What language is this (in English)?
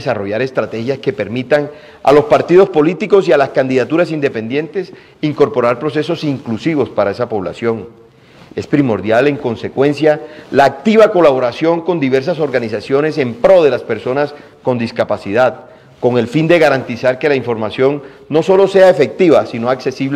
Spanish